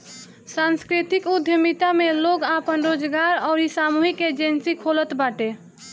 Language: Bhojpuri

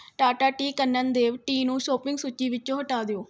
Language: Punjabi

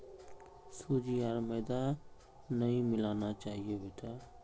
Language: Magahi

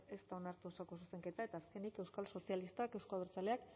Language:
Basque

